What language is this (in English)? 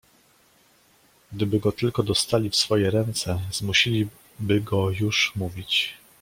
Polish